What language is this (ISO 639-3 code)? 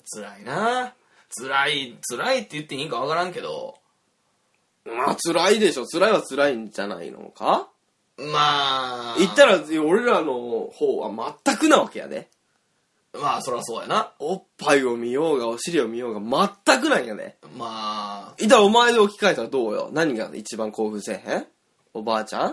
jpn